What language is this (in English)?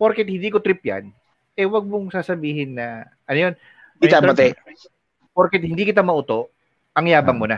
Filipino